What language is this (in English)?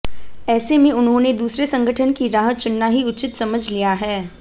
Hindi